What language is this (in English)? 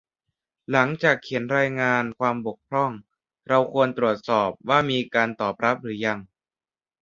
Thai